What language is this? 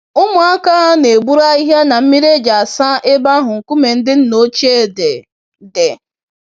Igbo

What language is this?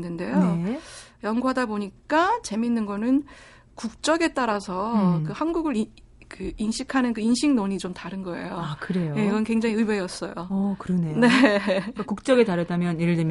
Korean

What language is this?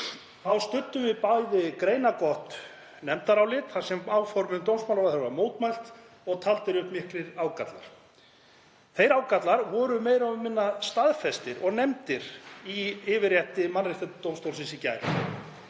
Icelandic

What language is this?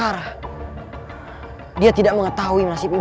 Indonesian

